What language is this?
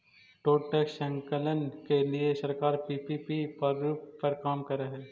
Magahi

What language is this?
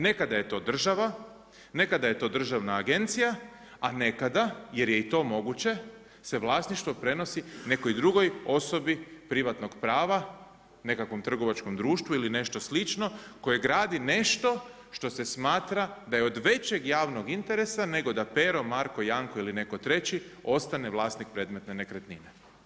Croatian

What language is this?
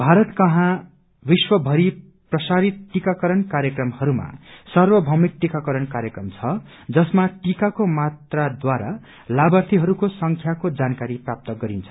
Nepali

